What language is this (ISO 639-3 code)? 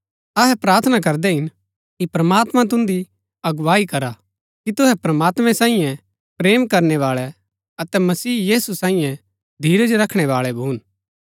gbk